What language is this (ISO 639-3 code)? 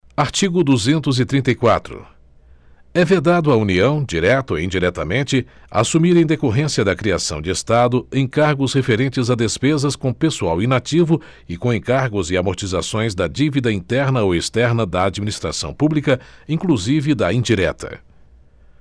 por